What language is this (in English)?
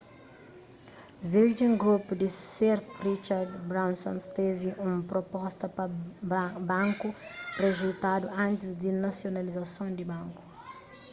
Kabuverdianu